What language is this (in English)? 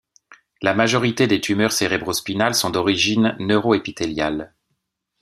French